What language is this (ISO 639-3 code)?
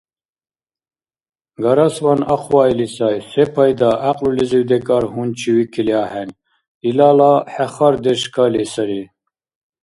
dar